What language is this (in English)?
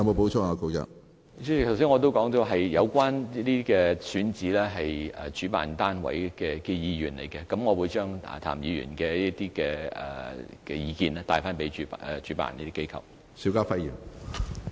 Cantonese